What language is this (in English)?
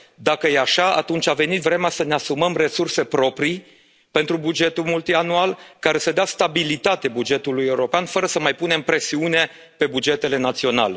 Romanian